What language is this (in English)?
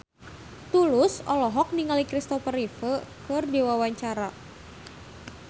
Sundanese